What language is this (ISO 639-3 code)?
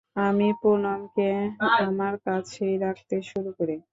ben